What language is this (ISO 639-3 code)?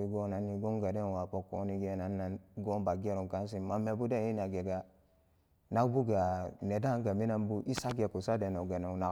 ccg